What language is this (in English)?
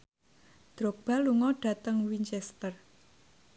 Javanese